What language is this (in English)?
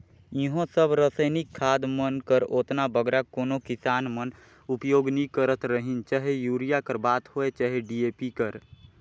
Chhattisgarhi